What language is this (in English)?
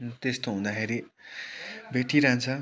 Nepali